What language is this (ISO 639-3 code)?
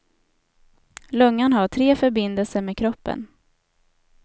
swe